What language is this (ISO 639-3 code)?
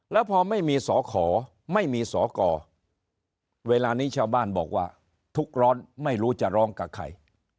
tha